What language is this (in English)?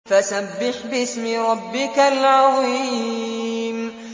Arabic